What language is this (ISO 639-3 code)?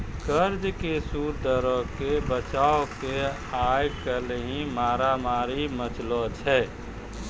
mai